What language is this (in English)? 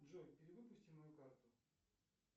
Russian